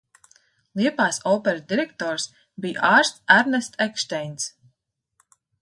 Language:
Latvian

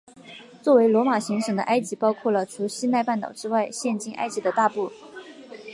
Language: Chinese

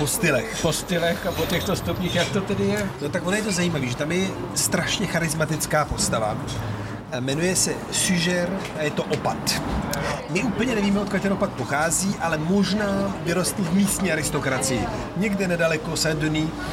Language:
Czech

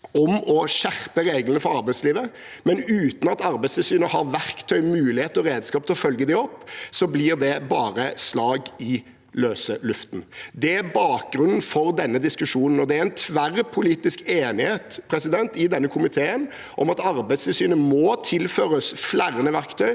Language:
Norwegian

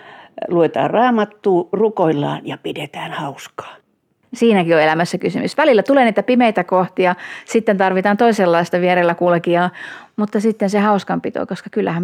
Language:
Finnish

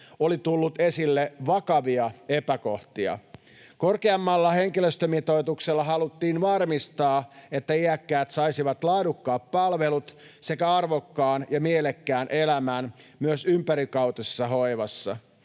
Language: Finnish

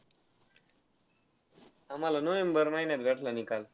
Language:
Marathi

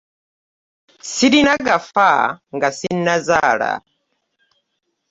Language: Ganda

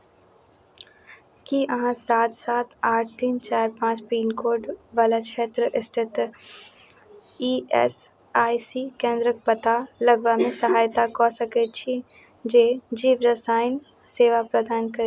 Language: Maithili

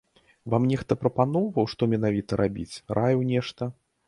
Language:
Belarusian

